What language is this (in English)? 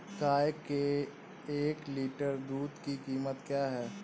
Hindi